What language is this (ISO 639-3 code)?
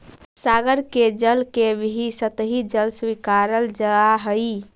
mag